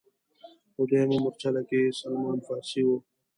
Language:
Pashto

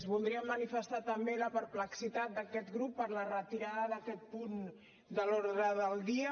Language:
Catalan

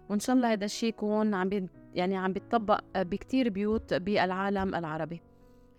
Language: Arabic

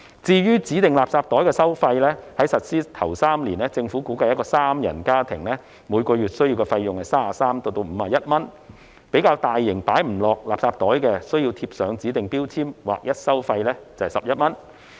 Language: Cantonese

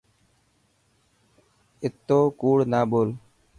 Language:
Dhatki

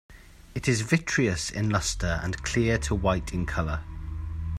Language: English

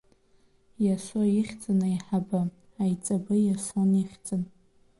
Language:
Abkhazian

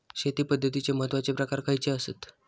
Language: Marathi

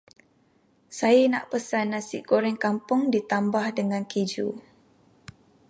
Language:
Malay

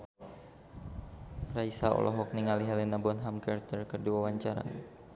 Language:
Sundanese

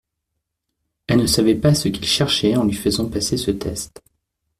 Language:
French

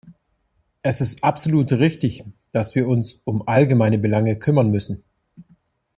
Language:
German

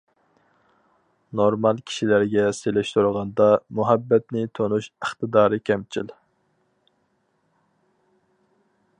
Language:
Uyghur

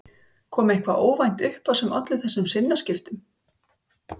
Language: Icelandic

